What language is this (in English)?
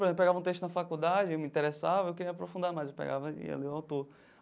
Portuguese